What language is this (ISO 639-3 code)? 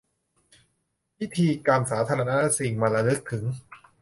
tha